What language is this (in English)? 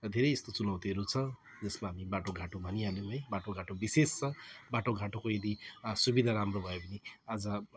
Nepali